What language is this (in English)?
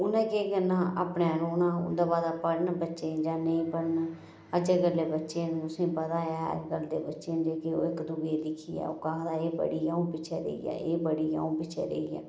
Dogri